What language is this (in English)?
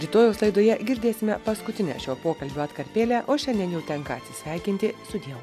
Lithuanian